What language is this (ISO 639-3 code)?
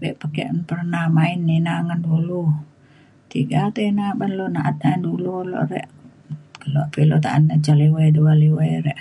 xkl